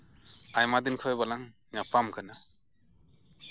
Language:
Santali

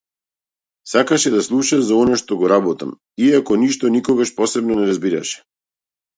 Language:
Macedonian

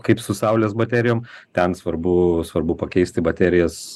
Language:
Lithuanian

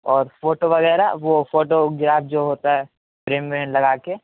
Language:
Urdu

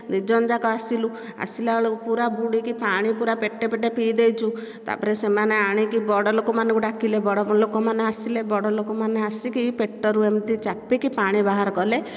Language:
Odia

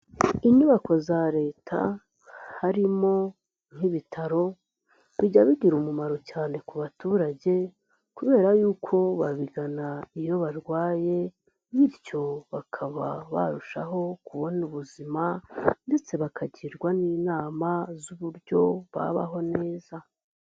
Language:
Kinyarwanda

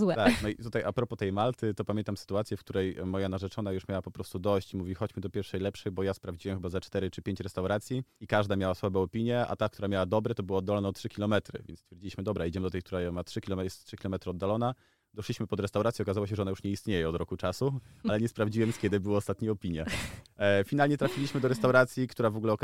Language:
Polish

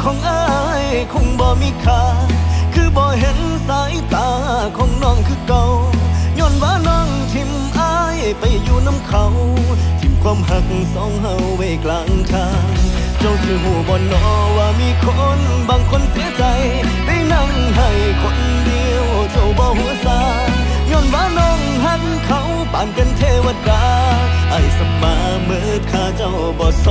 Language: Thai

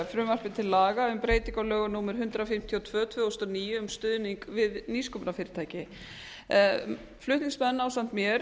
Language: Icelandic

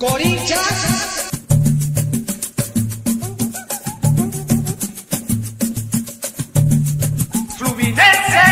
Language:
Romanian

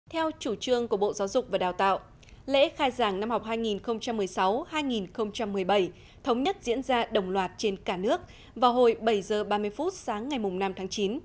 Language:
Vietnamese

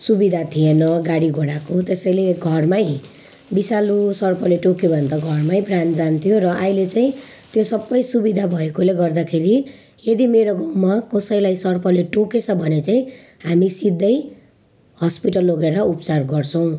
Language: Nepali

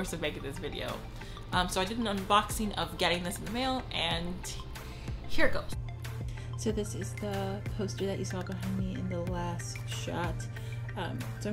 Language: English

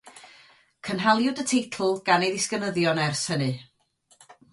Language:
Welsh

